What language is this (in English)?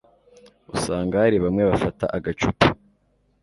Kinyarwanda